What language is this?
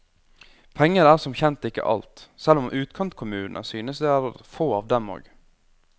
Norwegian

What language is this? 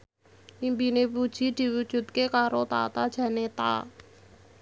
Javanese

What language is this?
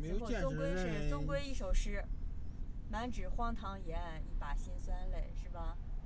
Chinese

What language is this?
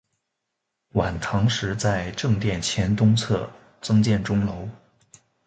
Chinese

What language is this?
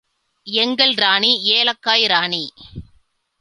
Tamil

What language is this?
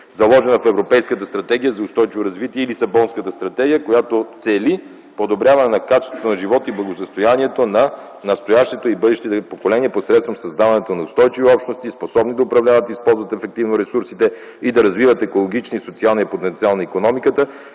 Bulgarian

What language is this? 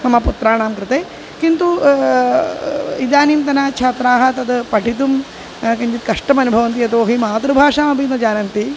Sanskrit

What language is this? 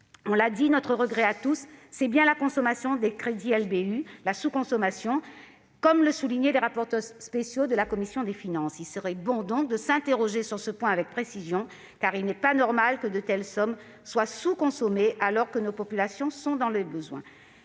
French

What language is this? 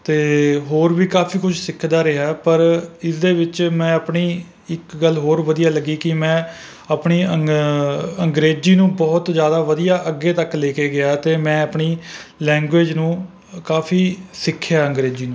Punjabi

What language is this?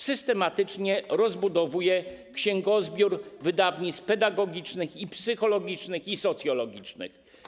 Polish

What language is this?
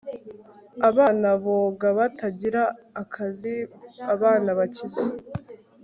Kinyarwanda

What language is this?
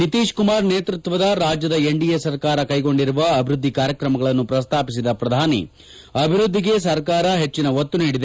Kannada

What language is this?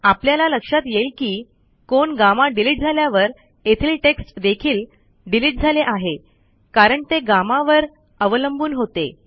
Marathi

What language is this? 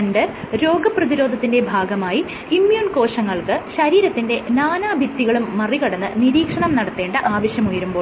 Malayalam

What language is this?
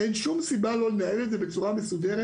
Hebrew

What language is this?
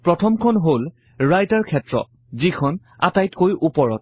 Assamese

